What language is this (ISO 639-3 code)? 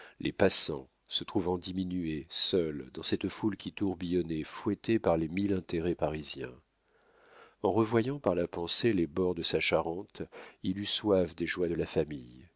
fra